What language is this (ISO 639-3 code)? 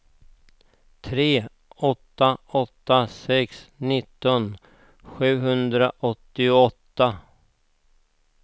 swe